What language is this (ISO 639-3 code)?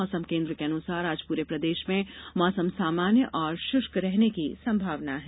hin